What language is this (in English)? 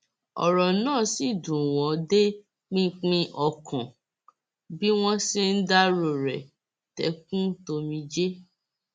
Yoruba